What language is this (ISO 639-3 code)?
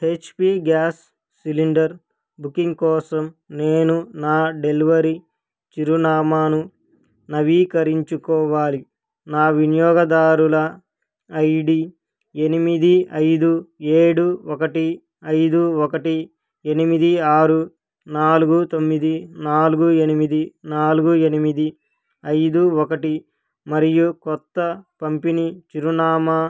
tel